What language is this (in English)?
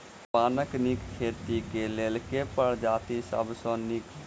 Maithili